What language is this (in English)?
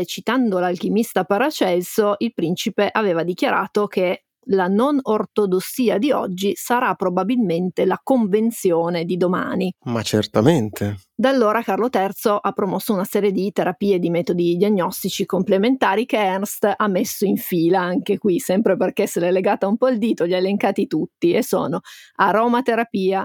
Italian